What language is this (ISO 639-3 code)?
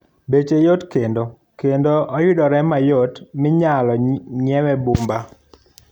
luo